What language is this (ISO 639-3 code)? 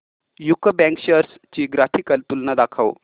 mar